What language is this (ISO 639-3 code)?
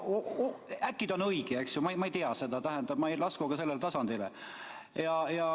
est